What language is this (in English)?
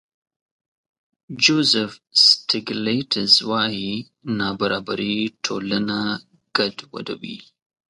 Pashto